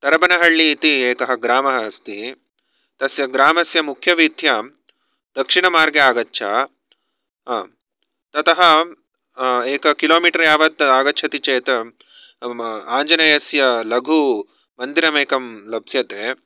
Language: Sanskrit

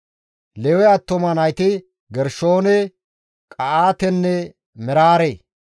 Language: Gamo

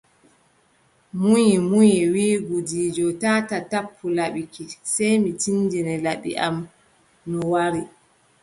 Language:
Adamawa Fulfulde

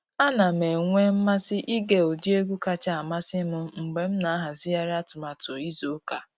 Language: Igbo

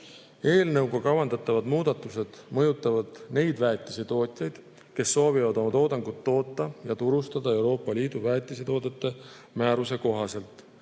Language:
Estonian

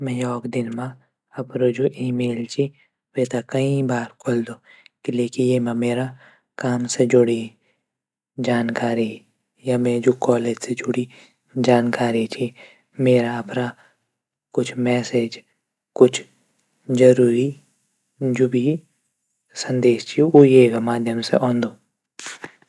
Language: Garhwali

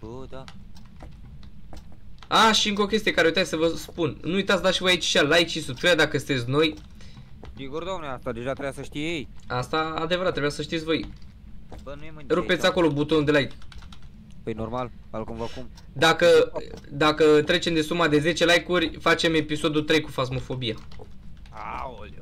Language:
Romanian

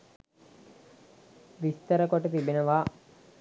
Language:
Sinhala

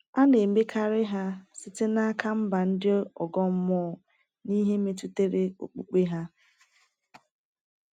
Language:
Igbo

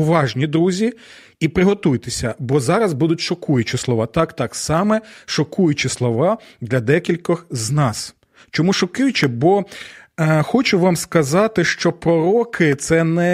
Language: Ukrainian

